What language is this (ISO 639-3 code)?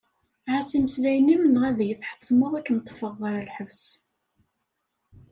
kab